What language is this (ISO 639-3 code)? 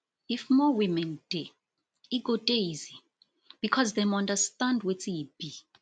pcm